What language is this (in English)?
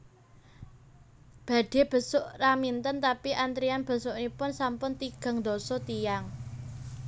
Javanese